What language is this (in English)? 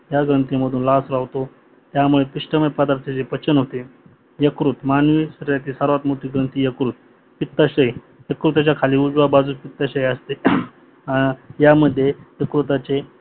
Marathi